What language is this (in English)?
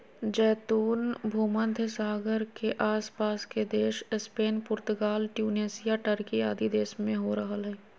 Magahi